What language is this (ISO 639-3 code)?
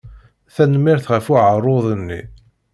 kab